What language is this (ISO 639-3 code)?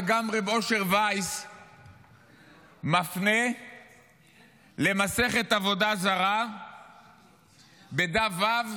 heb